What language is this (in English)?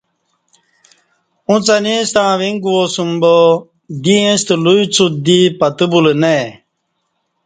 Kati